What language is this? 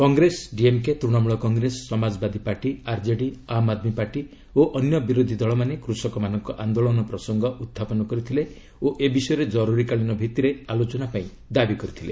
Odia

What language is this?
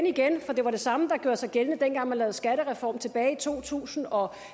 Danish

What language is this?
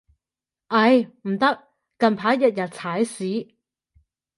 Cantonese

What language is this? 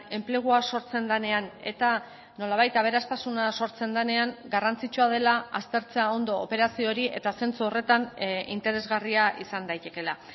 Basque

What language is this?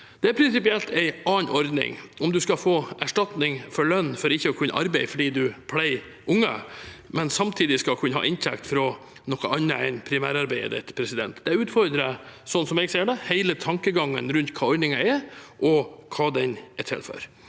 Norwegian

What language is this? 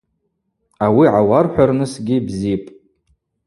Abaza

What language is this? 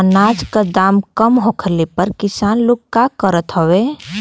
Bhojpuri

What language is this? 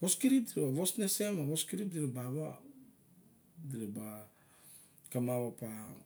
Barok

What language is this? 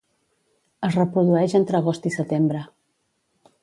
Catalan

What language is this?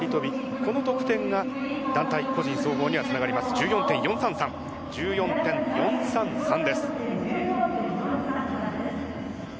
Japanese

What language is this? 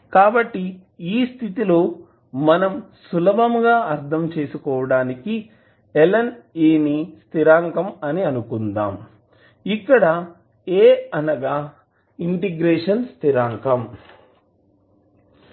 Telugu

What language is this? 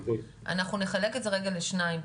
Hebrew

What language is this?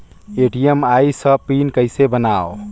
Chhattisgarhi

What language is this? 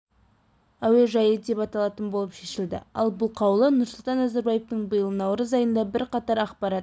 Kazakh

